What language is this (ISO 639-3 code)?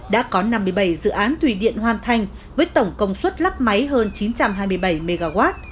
vie